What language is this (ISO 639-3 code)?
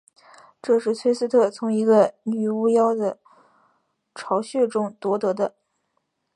zho